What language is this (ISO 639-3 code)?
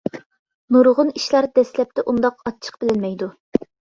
uig